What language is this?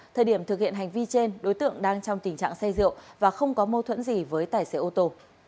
Vietnamese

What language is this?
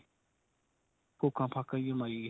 Punjabi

